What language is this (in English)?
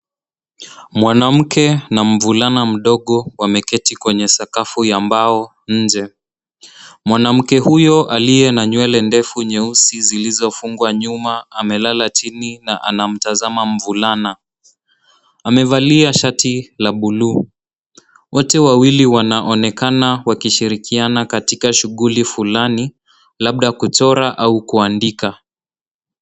Swahili